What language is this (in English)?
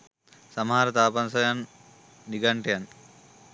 Sinhala